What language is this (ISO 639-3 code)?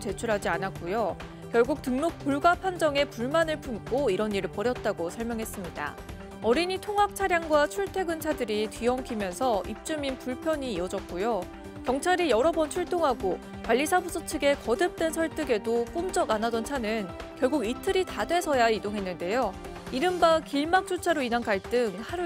kor